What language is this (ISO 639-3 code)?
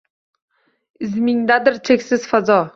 uzb